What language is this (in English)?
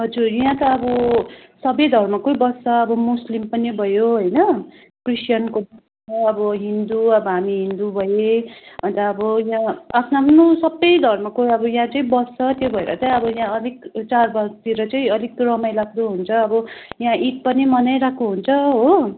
Nepali